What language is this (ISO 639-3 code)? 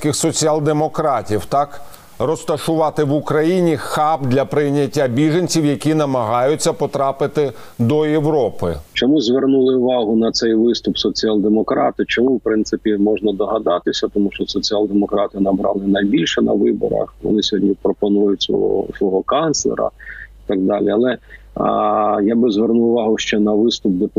ukr